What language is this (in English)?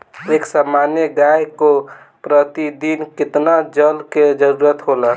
Bhojpuri